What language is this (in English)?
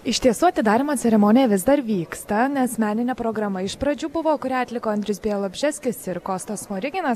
Lithuanian